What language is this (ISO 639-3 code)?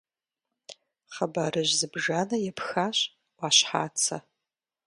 kbd